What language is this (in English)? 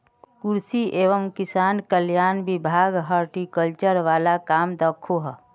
Magahi